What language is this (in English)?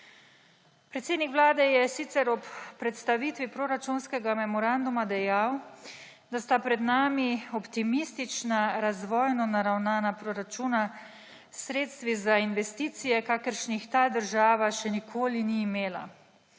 Slovenian